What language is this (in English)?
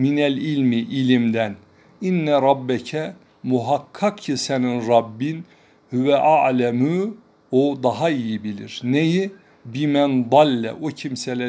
Turkish